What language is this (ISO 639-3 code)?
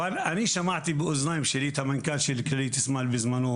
heb